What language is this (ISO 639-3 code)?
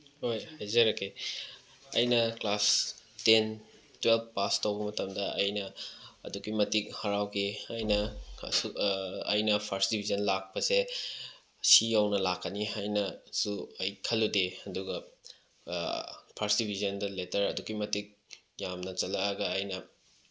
mni